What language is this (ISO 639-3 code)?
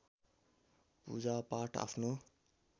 nep